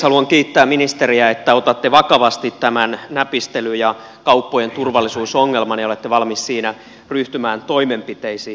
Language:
Finnish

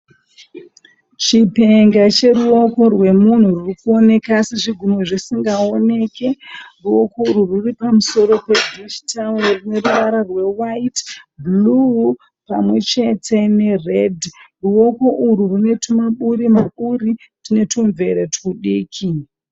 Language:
Shona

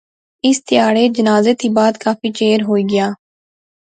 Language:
Pahari-Potwari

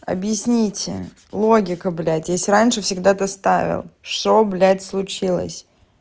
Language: Russian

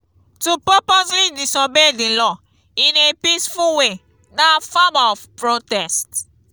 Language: Nigerian Pidgin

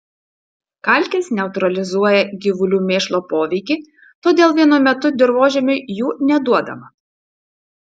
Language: Lithuanian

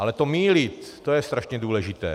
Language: Czech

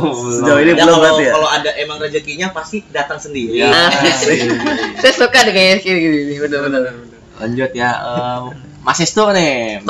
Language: Indonesian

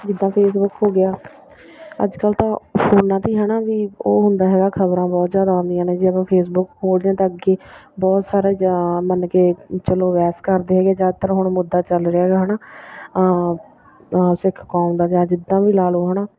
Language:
Punjabi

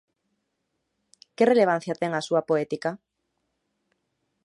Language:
Galician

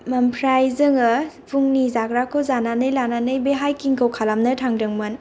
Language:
Bodo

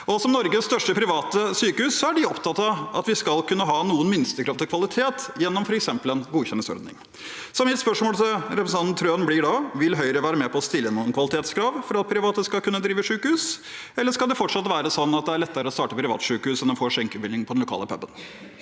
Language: Norwegian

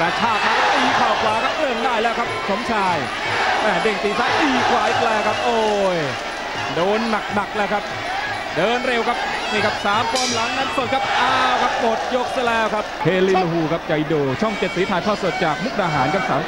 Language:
Thai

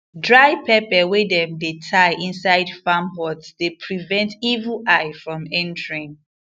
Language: Nigerian Pidgin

